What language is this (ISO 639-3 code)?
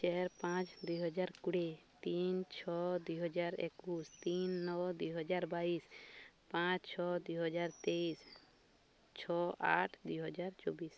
ori